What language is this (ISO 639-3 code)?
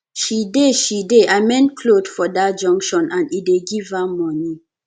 pcm